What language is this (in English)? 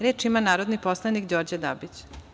Serbian